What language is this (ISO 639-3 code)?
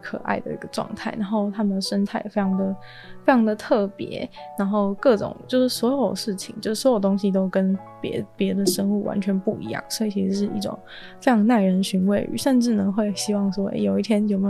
zho